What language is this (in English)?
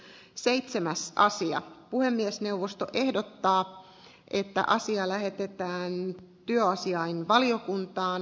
Finnish